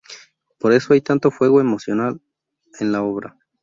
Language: Spanish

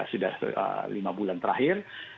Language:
Indonesian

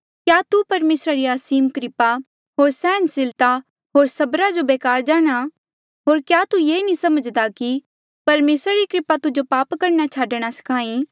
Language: Mandeali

